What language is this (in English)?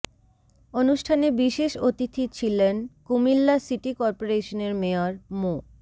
Bangla